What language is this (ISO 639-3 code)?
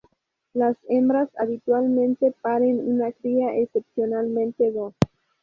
spa